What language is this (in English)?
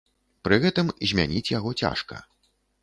Belarusian